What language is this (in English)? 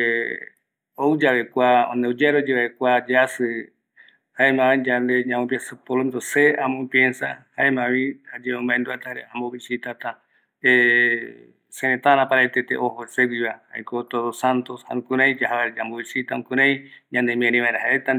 Eastern Bolivian Guaraní